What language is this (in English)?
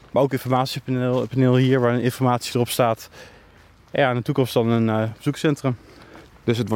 Dutch